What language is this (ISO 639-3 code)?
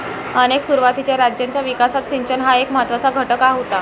mar